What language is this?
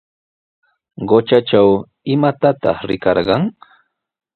Sihuas Ancash Quechua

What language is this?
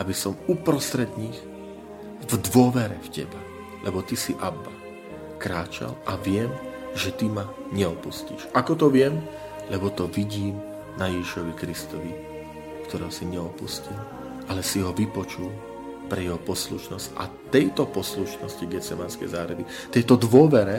Slovak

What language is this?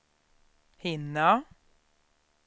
Swedish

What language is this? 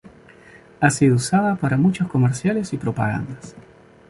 Spanish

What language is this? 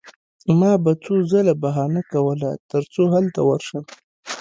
Pashto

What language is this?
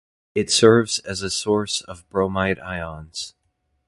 English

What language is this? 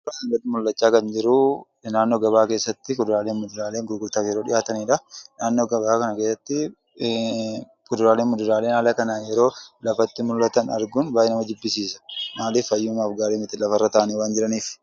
Oromo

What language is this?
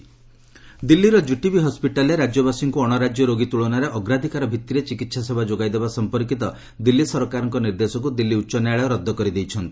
Odia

